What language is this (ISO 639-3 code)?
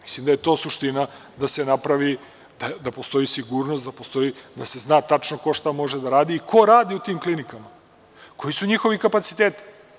srp